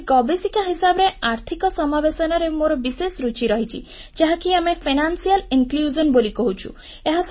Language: Odia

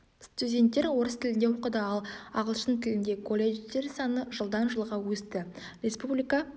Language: Kazakh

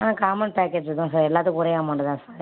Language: Tamil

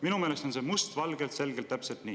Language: Estonian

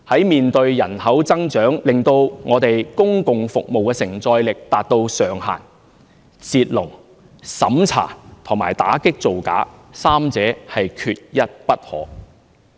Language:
Cantonese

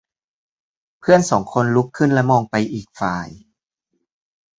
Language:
Thai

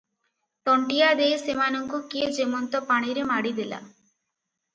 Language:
Odia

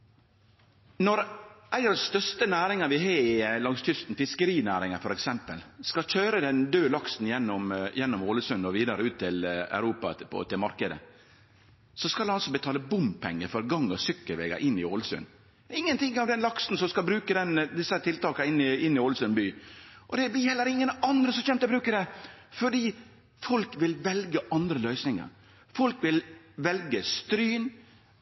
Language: Norwegian Nynorsk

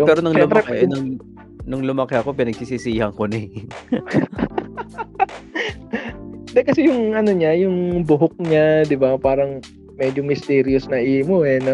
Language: Filipino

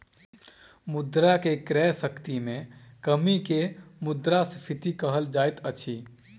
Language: Maithili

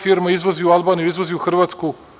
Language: Serbian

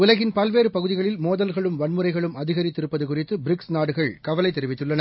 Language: Tamil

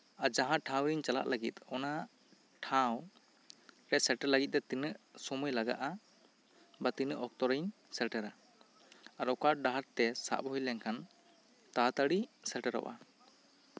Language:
Santali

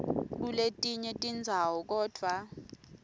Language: Swati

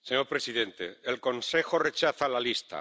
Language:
Spanish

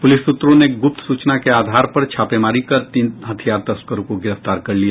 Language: Hindi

